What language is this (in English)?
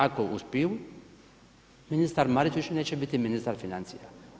Croatian